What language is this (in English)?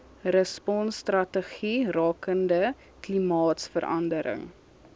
Afrikaans